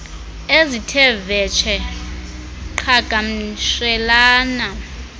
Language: Xhosa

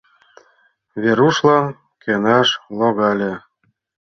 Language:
Mari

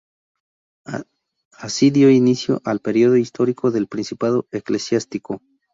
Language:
Spanish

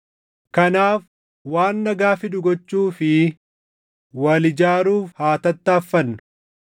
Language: Oromo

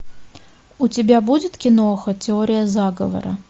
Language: Russian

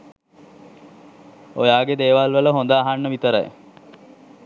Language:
Sinhala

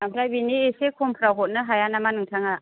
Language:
Bodo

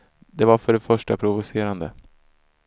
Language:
Swedish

